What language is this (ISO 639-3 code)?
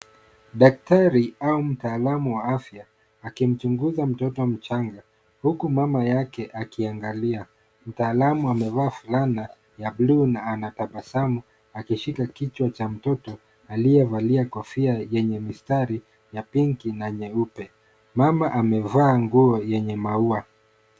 swa